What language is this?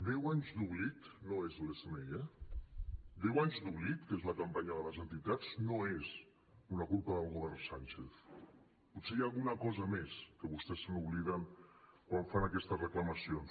Catalan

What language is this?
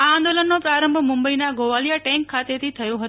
Gujarati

